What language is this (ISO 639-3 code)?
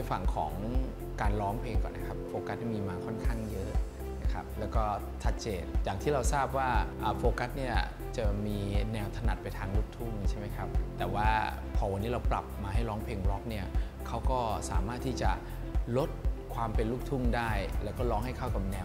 tha